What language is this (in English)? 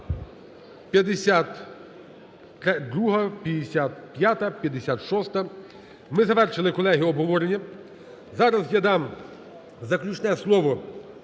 Ukrainian